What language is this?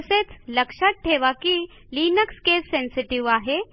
Marathi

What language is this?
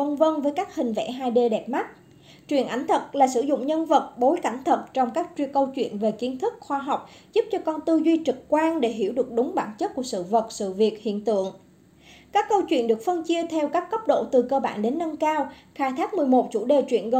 Vietnamese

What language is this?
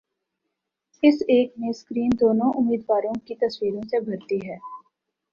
Urdu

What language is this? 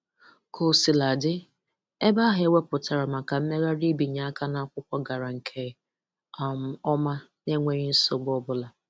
Igbo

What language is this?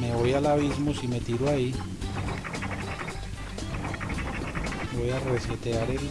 Spanish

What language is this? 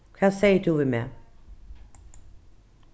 Faroese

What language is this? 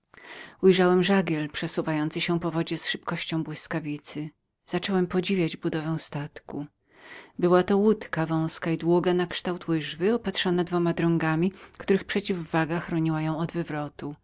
Polish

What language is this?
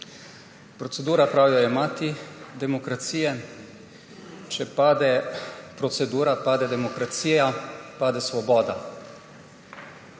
Slovenian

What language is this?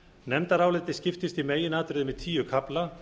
Icelandic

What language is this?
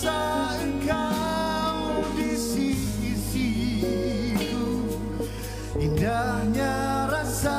Malay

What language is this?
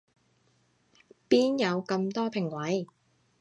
Cantonese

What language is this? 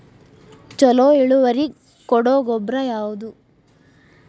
Kannada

